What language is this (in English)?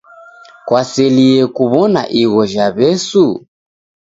Taita